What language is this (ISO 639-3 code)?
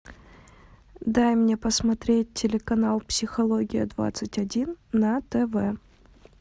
rus